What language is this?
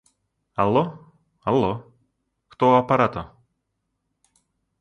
Russian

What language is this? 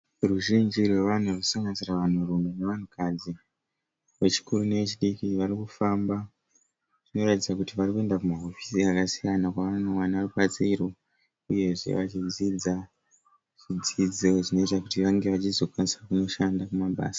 Shona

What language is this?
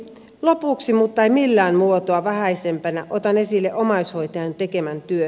Finnish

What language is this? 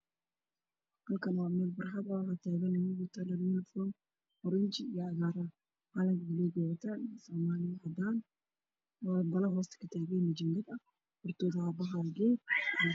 Somali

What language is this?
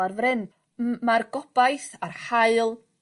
Welsh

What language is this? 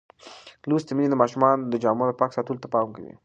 Pashto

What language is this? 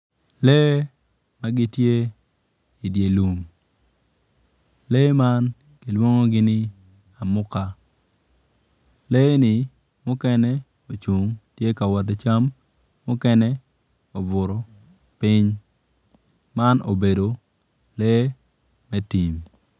Acoli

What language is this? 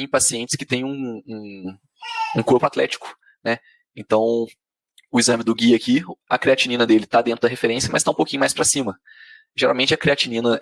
Portuguese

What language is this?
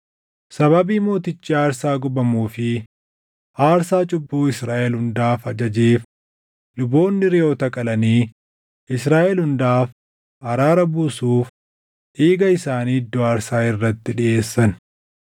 Oromo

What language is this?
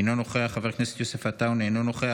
Hebrew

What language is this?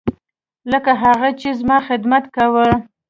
Pashto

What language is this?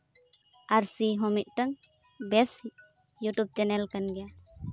Santali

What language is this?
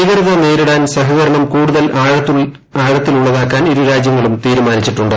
Malayalam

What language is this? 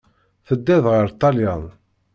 Kabyle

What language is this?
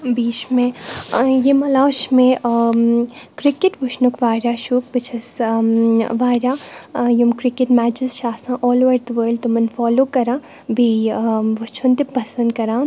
Kashmiri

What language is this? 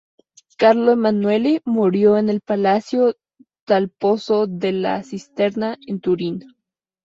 Spanish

